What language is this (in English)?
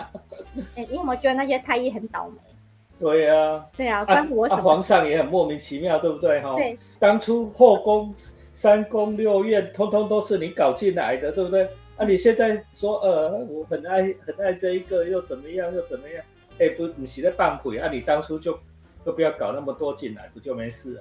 Chinese